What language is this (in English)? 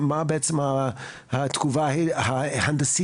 Hebrew